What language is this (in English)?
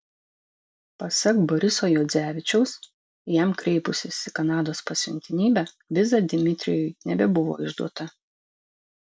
Lithuanian